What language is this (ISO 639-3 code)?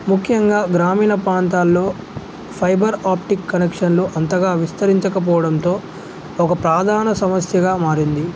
tel